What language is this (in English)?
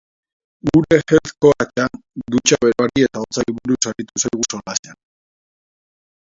Basque